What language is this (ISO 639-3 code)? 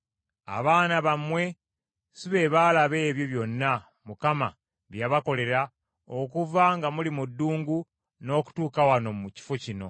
lug